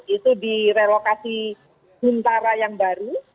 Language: Indonesian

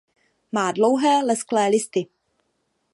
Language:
Czech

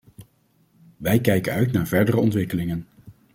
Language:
Dutch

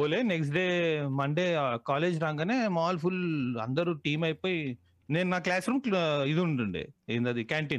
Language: Telugu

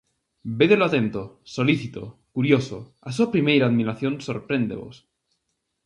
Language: Galician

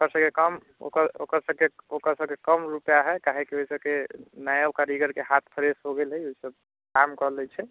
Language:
Maithili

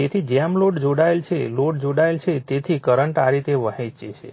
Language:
Gujarati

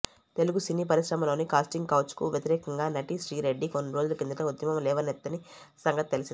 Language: Telugu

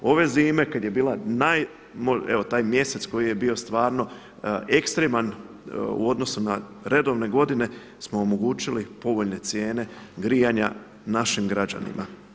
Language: Croatian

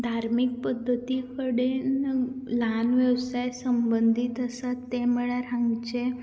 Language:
Konkani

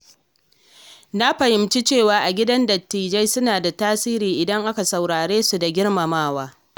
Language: Hausa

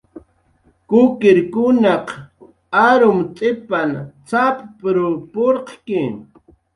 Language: Jaqaru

